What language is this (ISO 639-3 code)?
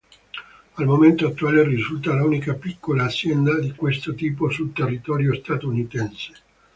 ita